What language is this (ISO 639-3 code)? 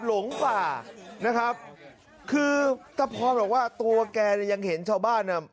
tha